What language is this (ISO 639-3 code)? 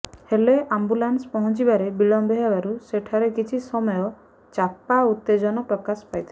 ori